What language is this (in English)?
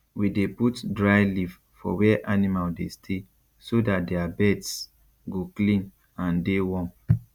Nigerian Pidgin